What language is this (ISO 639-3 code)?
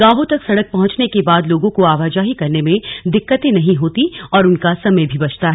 hin